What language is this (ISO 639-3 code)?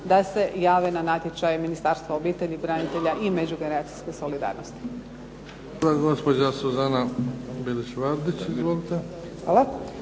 hrv